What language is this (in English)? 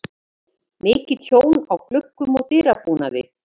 Icelandic